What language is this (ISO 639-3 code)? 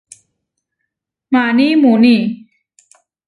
var